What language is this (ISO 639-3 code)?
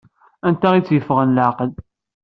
kab